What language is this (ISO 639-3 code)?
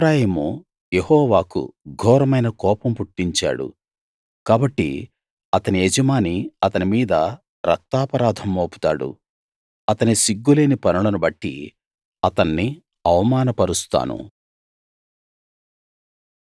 tel